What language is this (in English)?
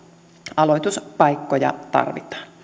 Finnish